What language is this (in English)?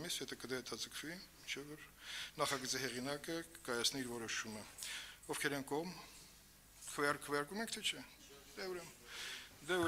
Turkish